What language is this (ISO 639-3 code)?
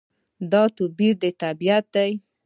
pus